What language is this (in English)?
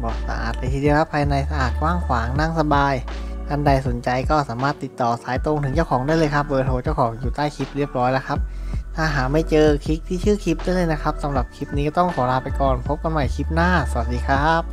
Thai